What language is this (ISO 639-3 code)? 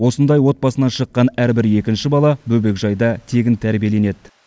kaz